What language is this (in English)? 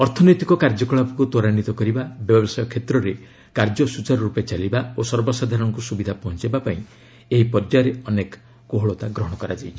Odia